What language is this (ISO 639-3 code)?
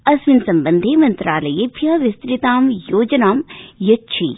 san